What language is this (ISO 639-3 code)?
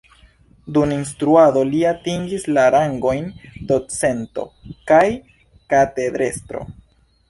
epo